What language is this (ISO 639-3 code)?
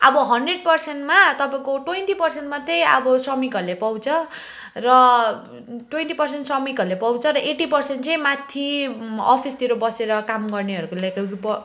nep